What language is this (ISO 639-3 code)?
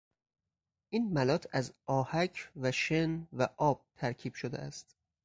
fas